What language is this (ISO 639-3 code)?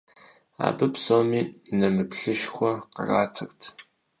kbd